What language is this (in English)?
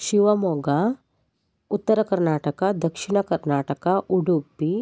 Kannada